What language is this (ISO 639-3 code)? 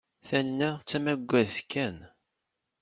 kab